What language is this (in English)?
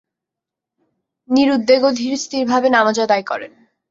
Bangla